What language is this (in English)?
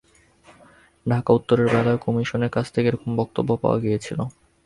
Bangla